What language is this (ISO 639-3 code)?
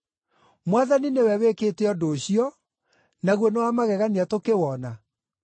kik